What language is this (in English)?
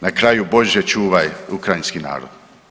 Croatian